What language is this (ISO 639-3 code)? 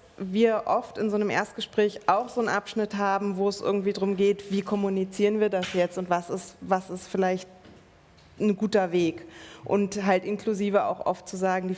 deu